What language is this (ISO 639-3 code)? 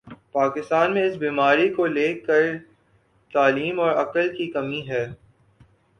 urd